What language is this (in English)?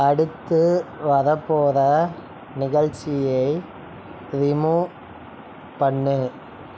Tamil